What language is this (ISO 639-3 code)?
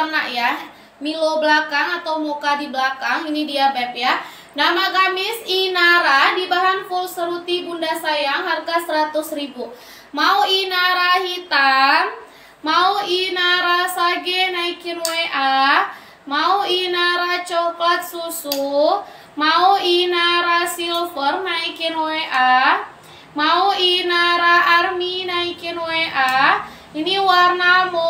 ind